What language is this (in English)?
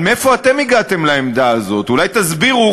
Hebrew